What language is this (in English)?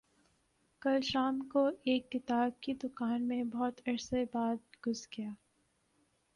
Urdu